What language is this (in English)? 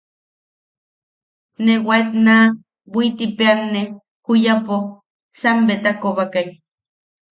Yaqui